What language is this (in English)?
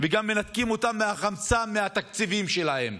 Hebrew